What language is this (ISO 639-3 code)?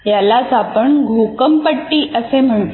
mar